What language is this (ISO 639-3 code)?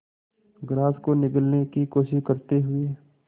hin